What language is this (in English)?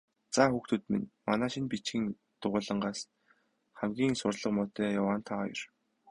Mongolian